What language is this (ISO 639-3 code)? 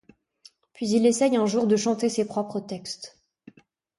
fra